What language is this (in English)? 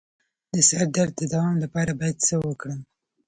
Pashto